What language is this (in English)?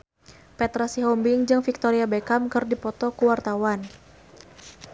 Sundanese